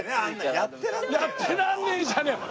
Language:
Japanese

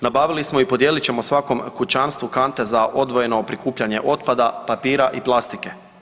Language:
Croatian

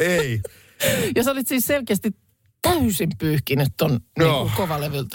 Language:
Finnish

